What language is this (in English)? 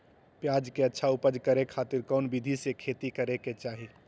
Magahi